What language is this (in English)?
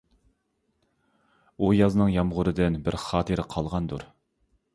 Uyghur